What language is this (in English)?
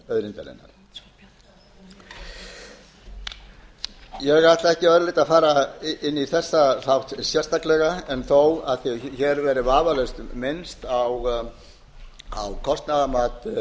Icelandic